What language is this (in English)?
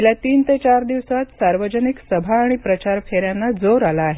Marathi